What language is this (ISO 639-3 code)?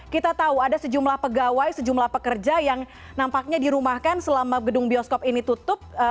ind